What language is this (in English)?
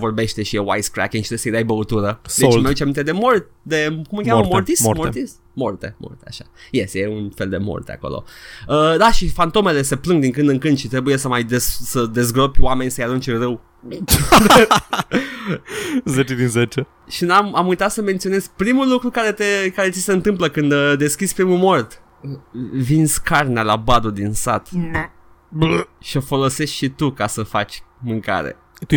Romanian